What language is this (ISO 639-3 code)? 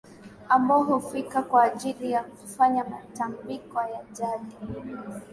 swa